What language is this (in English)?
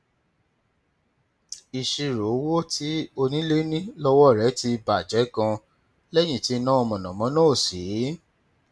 Yoruba